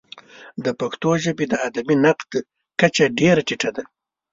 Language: Pashto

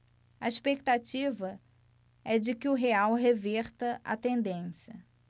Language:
Portuguese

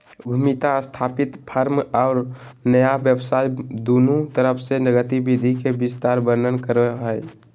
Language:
Magahi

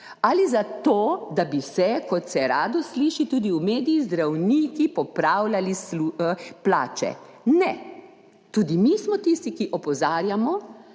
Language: Slovenian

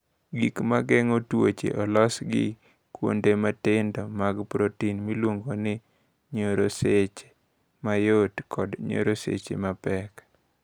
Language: Luo (Kenya and Tanzania)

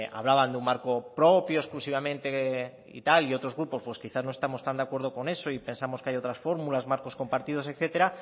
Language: Spanish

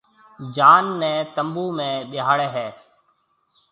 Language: Marwari (Pakistan)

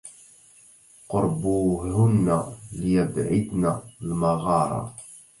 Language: Arabic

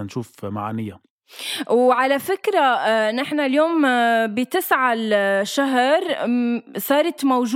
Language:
Arabic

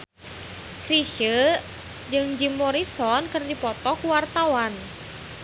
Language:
Sundanese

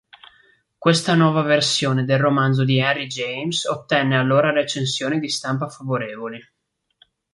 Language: Italian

